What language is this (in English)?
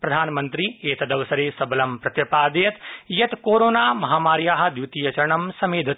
Sanskrit